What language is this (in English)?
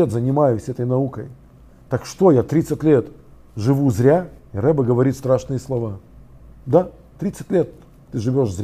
Russian